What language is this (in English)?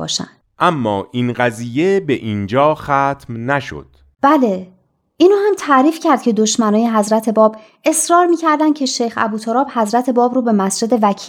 Persian